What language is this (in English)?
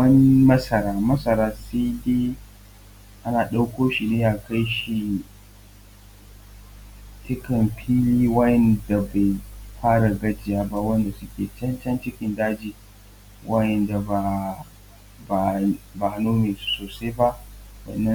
Hausa